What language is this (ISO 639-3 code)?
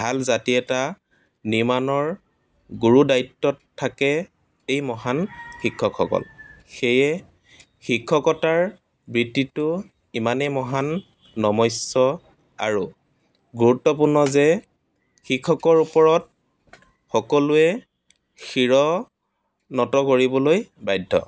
asm